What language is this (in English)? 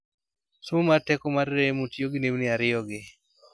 Luo (Kenya and Tanzania)